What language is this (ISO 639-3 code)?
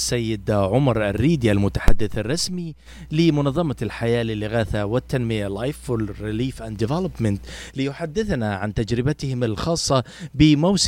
ara